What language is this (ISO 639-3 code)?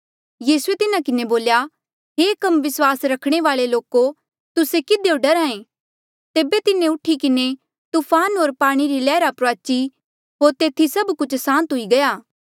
mjl